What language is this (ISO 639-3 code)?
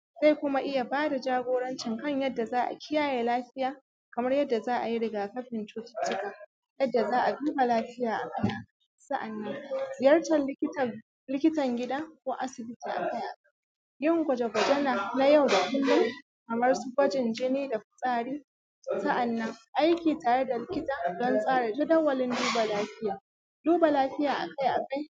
hau